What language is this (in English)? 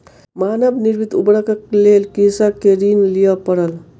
Maithili